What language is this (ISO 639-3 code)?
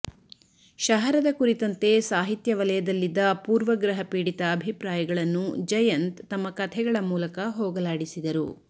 kan